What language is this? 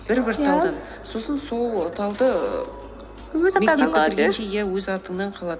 Kazakh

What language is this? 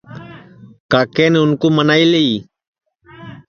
Sansi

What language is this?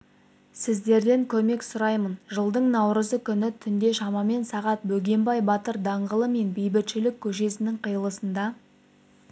Kazakh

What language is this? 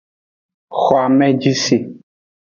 Aja (Benin)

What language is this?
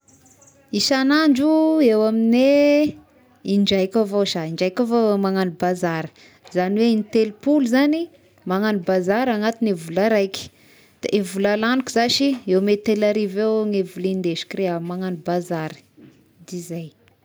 Tesaka Malagasy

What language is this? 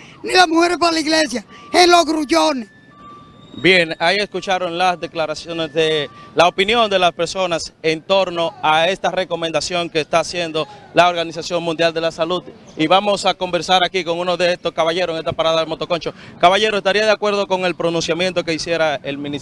Spanish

